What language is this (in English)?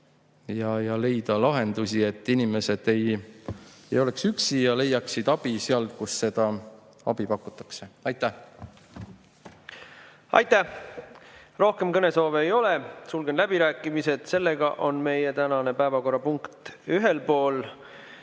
Estonian